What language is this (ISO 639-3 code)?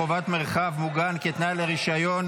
heb